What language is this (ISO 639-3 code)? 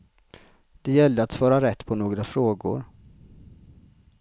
swe